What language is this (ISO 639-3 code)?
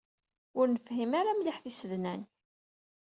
kab